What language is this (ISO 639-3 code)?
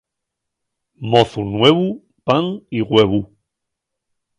ast